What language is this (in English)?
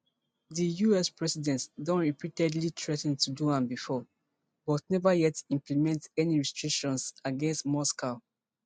Nigerian Pidgin